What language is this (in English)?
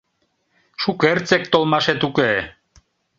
Mari